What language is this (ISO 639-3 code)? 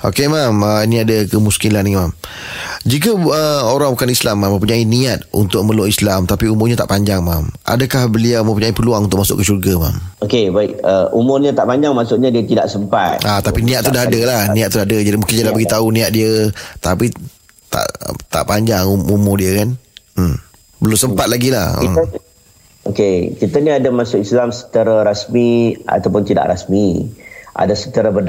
msa